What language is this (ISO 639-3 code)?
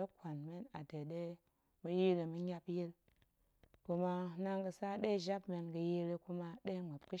ank